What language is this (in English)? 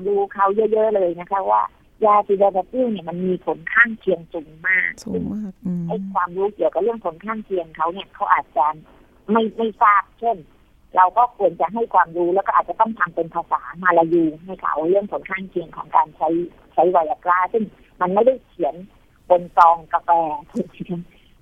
Thai